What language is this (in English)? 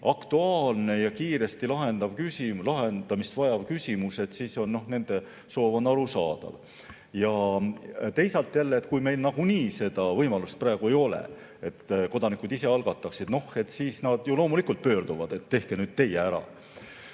Estonian